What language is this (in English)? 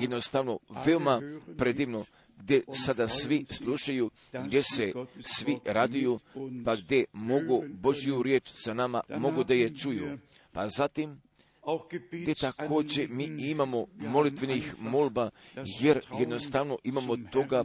Croatian